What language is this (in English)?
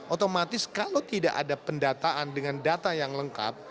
Indonesian